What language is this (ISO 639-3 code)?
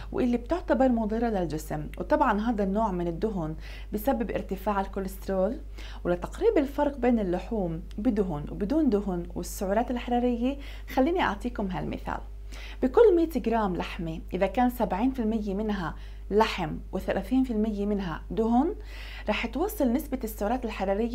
ara